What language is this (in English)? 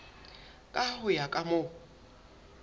Southern Sotho